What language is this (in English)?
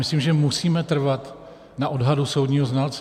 Czech